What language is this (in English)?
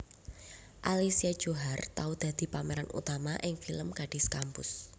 Javanese